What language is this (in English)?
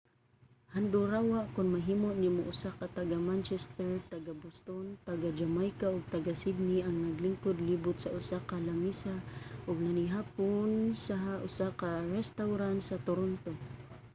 Cebuano